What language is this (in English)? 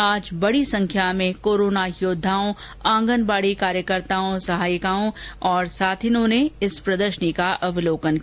Hindi